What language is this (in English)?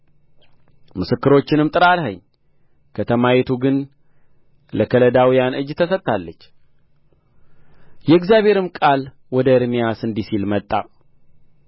Amharic